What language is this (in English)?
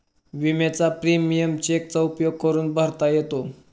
Marathi